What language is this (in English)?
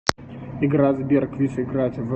Russian